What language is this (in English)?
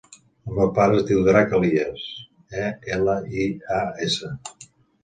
Catalan